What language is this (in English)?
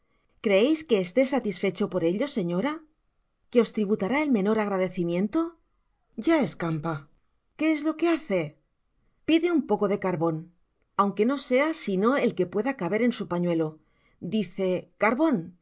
Spanish